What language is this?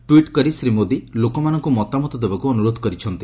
Odia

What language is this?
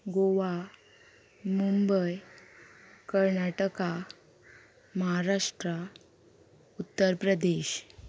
Konkani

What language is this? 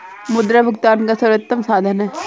Hindi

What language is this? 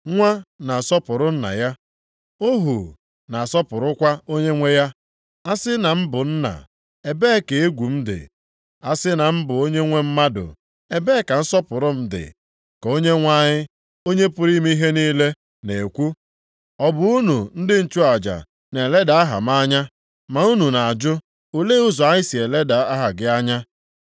Igbo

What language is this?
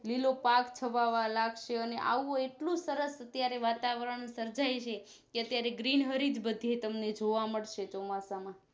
Gujarati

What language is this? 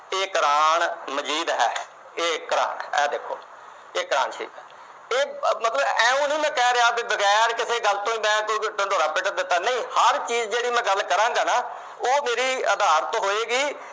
Punjabi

